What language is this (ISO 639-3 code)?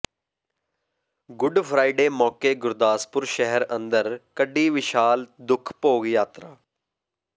pan